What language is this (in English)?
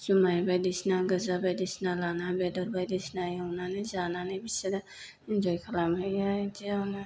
Bodo